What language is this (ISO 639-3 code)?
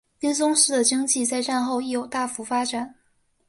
zho